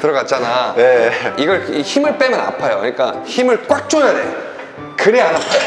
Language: Korean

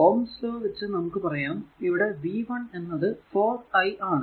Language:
Malayalam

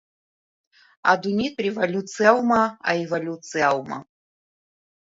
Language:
Abkhazian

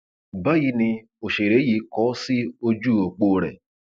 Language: Yoruba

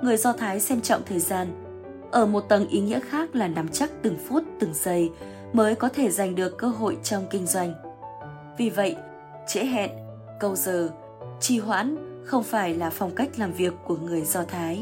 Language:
Vietnamese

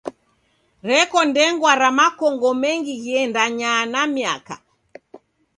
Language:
Taita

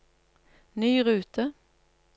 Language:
Norwegian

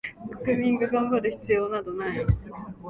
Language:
Japanese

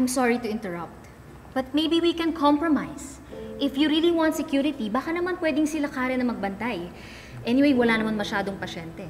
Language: Filipino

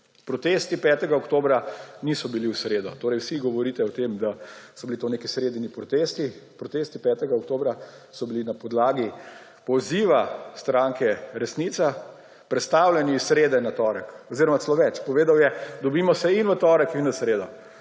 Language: Slovenian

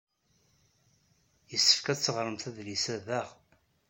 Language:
Kabyle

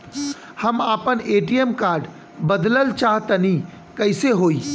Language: Bhojpuri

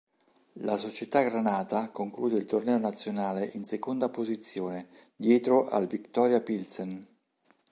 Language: Italian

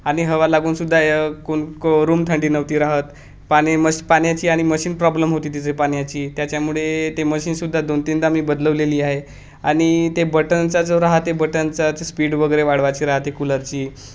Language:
Marathi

